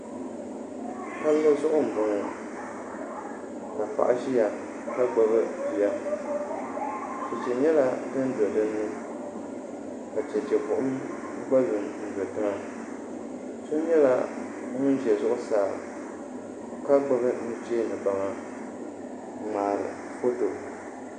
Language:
Dagbani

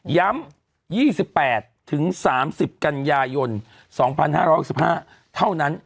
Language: Thai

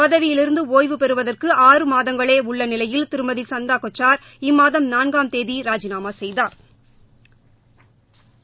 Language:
Tamil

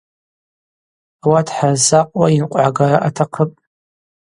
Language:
Abaza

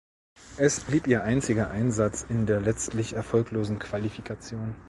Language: German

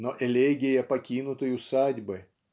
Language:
Russian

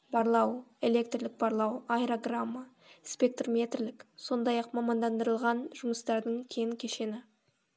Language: Kazakh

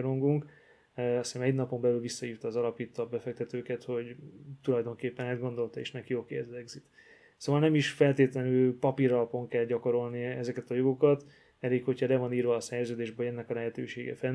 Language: Hungarian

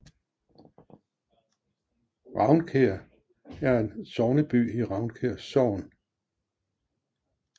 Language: Danish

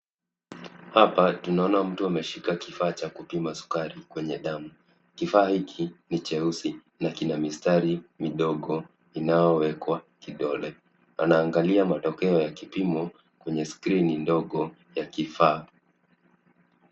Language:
Swahili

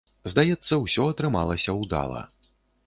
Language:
Belarusian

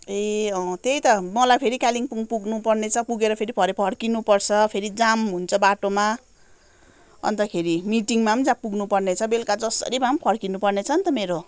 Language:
Nepali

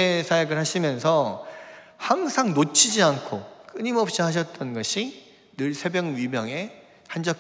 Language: Korean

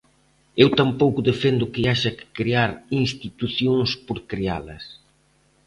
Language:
Galician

